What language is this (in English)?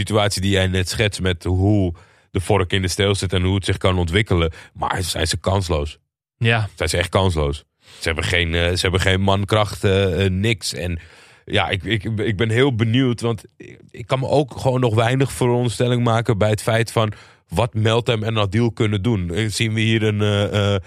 Dutch